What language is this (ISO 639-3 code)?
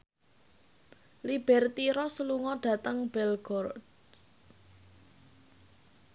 jav